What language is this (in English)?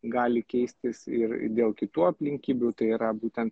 Lithuanian